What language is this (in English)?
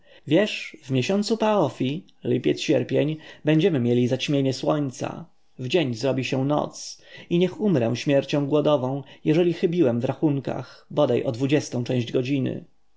Polish